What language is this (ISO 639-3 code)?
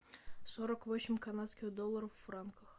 rus